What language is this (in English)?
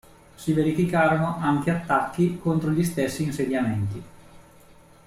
Italian